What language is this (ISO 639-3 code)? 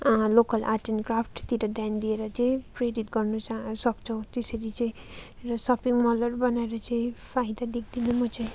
nep